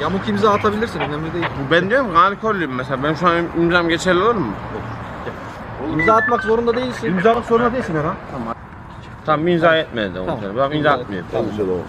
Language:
Turkish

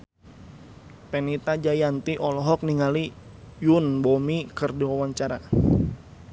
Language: Sundanese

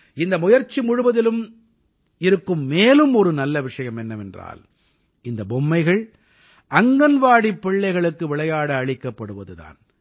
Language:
Tamil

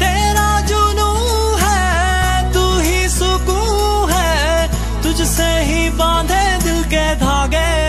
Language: Hindi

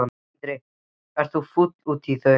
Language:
Icelandic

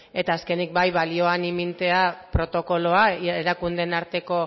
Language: Basque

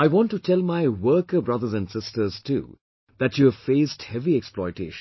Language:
English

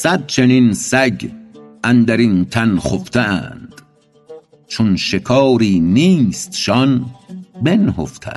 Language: Persian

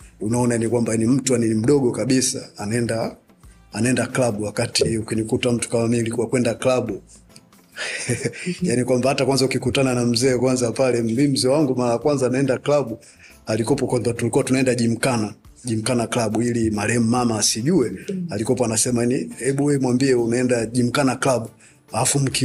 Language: Swahili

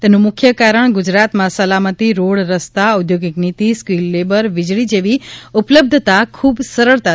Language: Gujarati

